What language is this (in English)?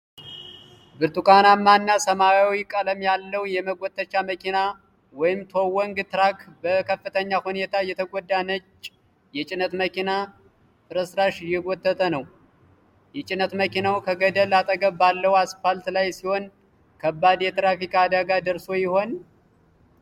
Amharic